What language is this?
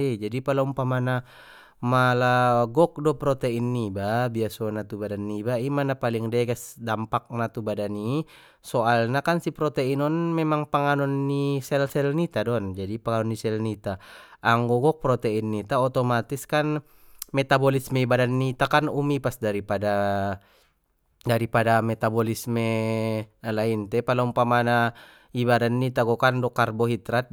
Batak Mandailing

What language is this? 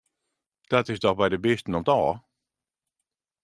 Western Frisian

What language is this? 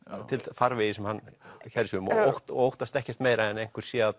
Icelandic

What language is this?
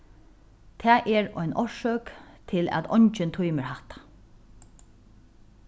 Faroese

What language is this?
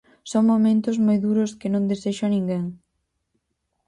Galician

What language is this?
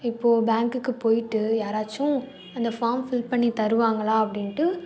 Tamil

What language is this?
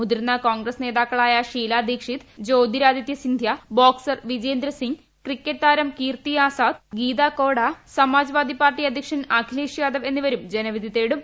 Malayalam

